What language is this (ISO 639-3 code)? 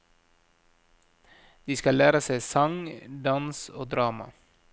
nor